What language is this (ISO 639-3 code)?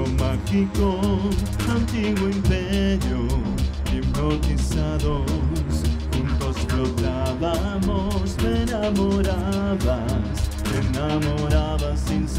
ron